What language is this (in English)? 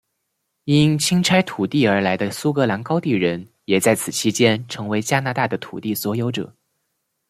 Chinese